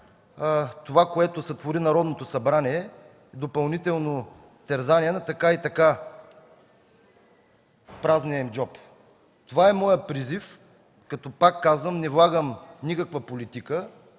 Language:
Bulgarian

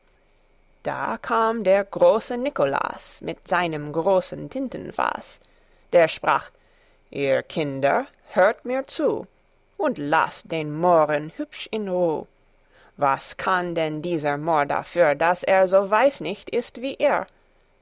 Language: German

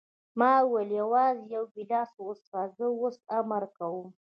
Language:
Pashto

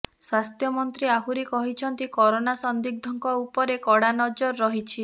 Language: Odia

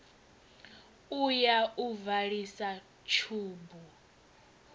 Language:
Venda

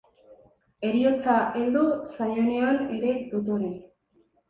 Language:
Basque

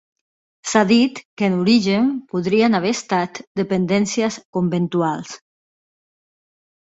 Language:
Catalan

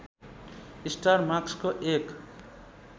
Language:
Nepali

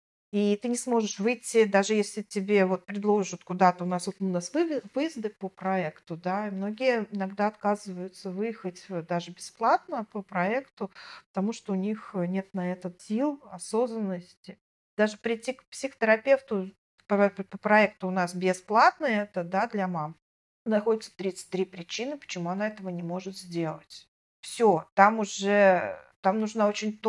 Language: Russian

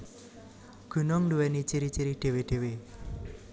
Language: Javanese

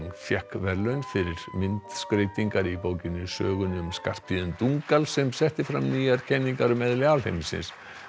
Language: Icelandic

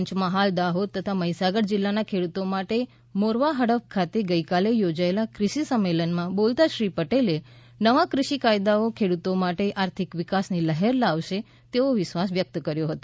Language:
Gujarati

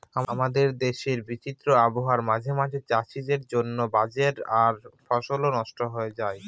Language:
Bangla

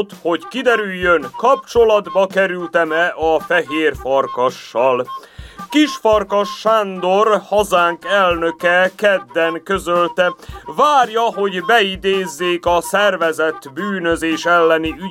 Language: Hungarian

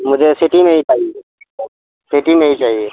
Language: Urdu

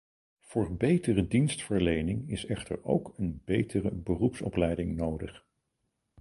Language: Dutch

